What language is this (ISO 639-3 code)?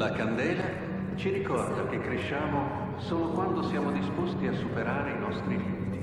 ita